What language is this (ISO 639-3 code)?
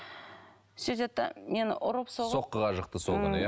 kaz